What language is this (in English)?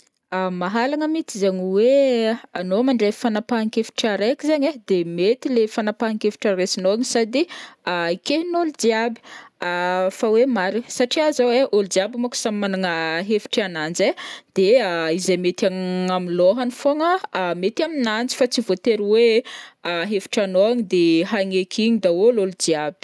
Northern Betsimisaraka Malagasy